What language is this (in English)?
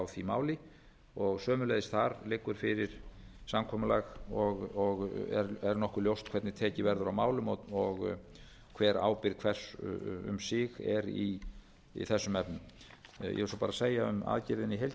Icelandic